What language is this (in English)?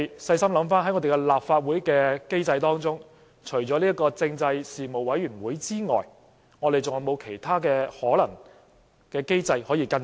Cantonese